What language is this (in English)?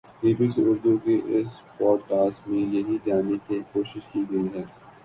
Urdu